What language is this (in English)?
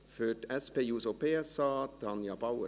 Swiss German